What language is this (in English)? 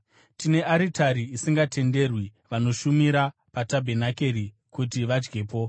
Shona